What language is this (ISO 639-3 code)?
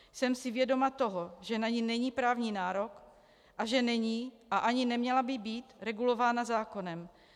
ces